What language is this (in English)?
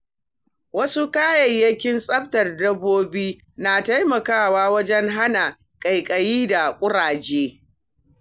Hausa